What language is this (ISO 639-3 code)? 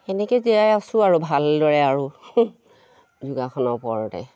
asm